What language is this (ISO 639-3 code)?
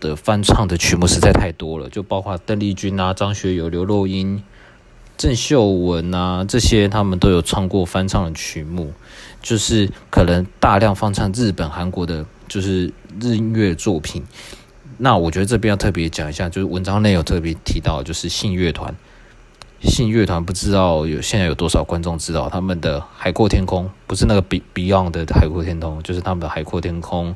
zho